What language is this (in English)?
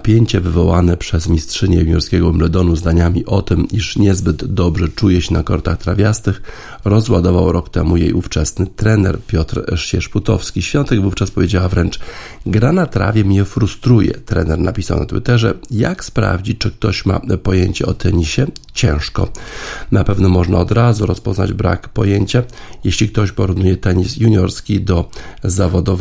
Polish